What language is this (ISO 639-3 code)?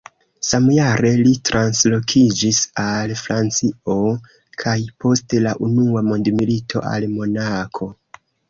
epo